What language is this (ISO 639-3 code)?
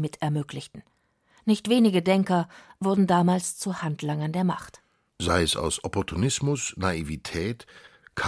deu